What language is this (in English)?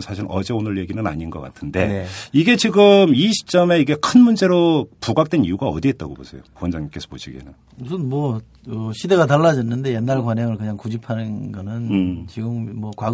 Korean